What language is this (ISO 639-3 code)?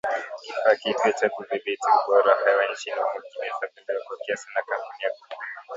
swa